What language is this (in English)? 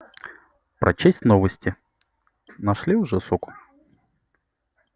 Russian